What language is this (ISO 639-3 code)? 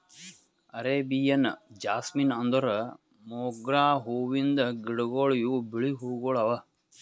kan